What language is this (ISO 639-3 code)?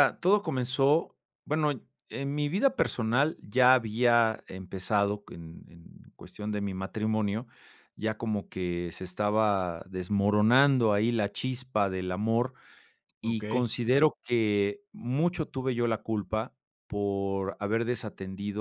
spa